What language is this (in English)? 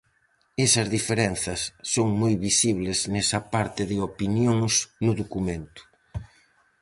Galician